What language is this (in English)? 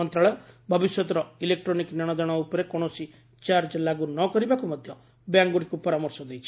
Odia